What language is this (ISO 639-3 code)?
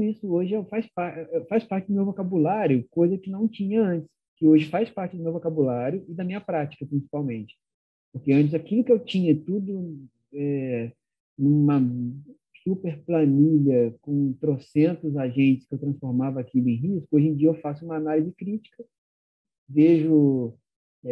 por